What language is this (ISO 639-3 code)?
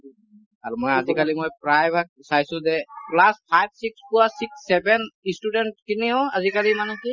asm